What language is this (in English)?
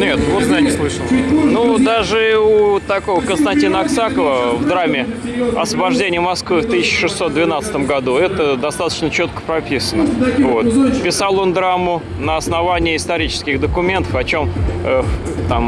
Russian